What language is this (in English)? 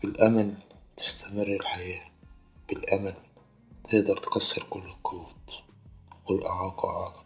Arabic